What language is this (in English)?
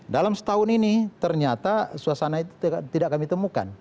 Indonesian